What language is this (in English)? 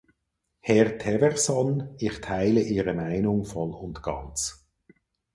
German